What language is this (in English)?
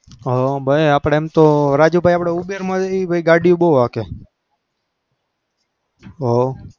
Gujarati